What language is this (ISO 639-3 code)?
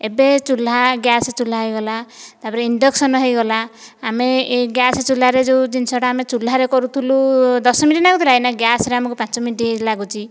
ori